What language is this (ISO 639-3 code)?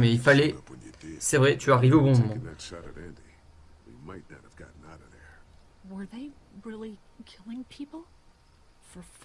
fra